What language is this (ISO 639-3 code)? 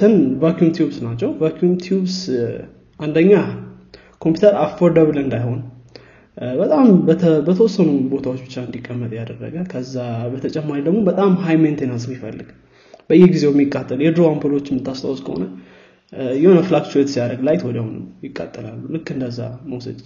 amh